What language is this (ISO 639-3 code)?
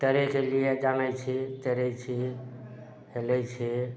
mai